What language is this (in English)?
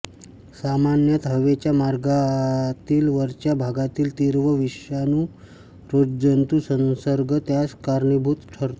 Marathi